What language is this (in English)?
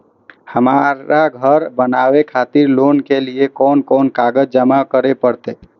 Maithili